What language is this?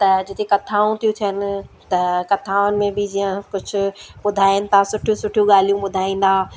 Sindhi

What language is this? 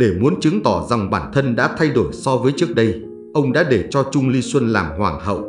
Vietnamese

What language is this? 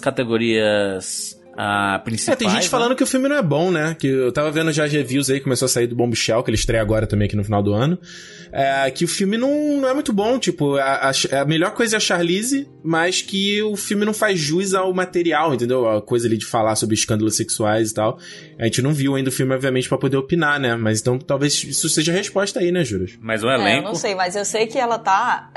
Portuguese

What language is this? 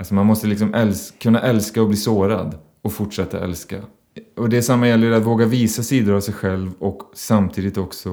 Swedish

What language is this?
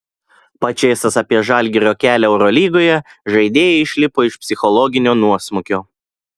Lithuanian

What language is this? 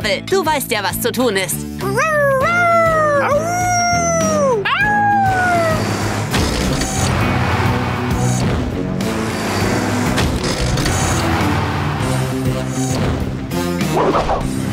German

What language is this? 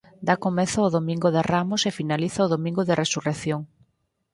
Galician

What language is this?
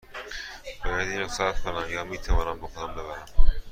Persian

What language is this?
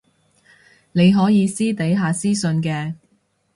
Cantonese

